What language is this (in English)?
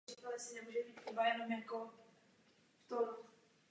Czech